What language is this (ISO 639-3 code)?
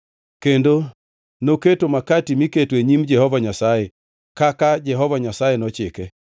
luo